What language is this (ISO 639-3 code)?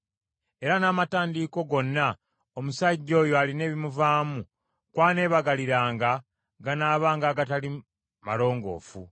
lug